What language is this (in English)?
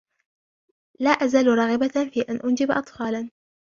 Arabic